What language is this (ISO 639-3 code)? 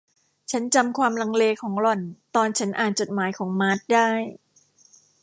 tha